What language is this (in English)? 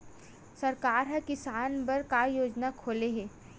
Chhattisgarhi